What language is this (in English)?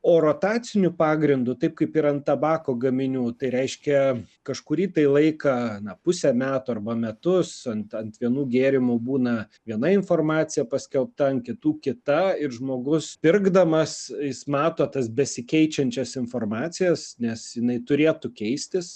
Lithuanian